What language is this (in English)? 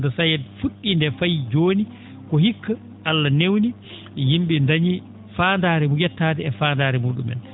Fula